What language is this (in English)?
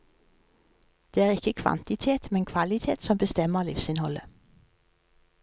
Norwegian